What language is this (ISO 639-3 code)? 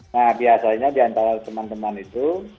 ind